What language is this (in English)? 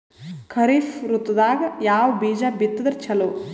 Kannada